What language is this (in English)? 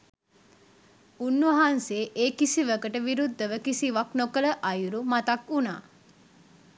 Sinhala